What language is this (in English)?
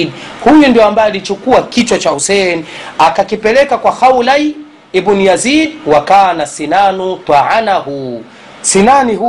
Swahili